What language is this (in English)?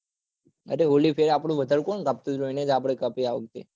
Gujarati